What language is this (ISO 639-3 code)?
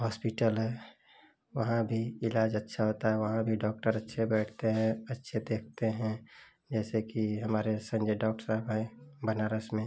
hin